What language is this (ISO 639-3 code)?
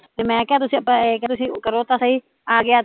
pan